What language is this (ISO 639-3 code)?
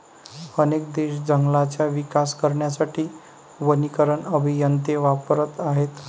mar